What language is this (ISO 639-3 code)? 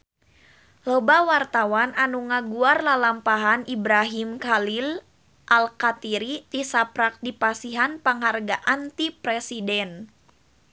sun